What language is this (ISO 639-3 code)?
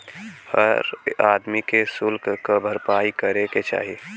bho